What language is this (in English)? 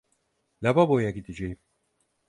Turkish